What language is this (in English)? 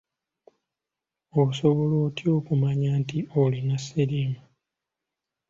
Ganda